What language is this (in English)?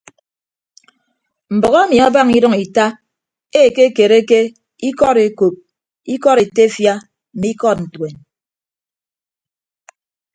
Ibibio